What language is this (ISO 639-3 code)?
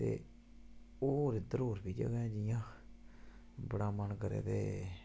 doi